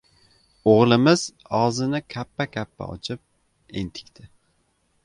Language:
Uzbek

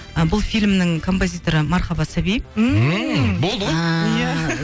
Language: Kazakh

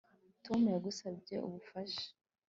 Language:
Kinyarwanda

